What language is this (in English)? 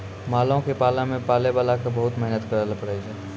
Maithili